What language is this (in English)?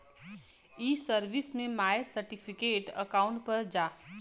Bhojpuri